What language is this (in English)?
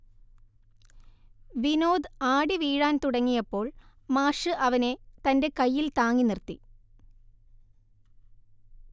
Malayalam